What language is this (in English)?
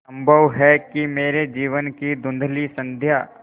Hindi